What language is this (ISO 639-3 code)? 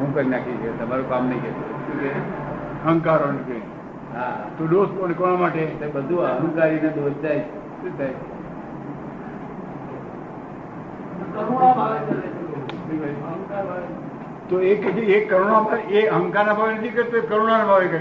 guj